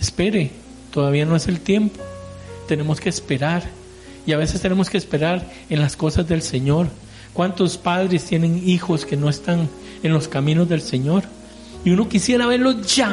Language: Spanish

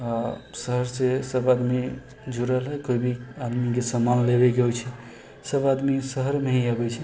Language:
Maithili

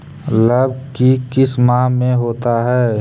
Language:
Magahi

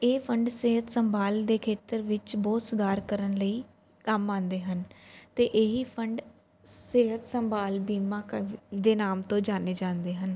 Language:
Punjabi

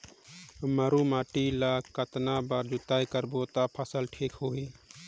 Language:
Chhattisgarhi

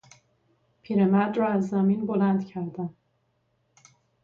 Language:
Persian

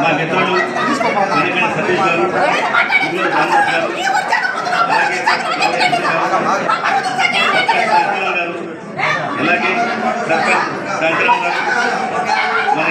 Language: Indonesian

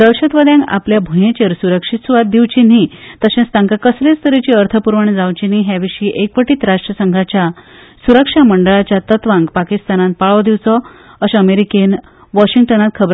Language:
Konkani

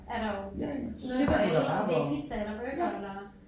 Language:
Danish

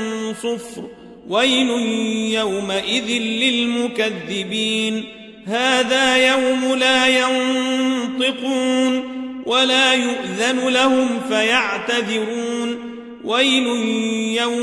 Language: Arabic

